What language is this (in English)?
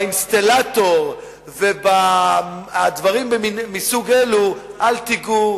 Hebrew